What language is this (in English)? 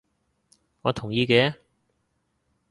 Cantonese